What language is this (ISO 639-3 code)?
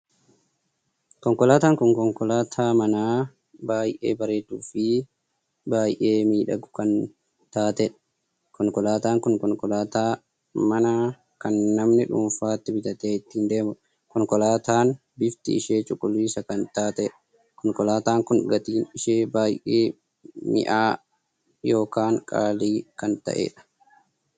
orm